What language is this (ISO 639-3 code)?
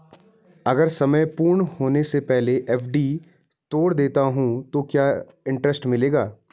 hin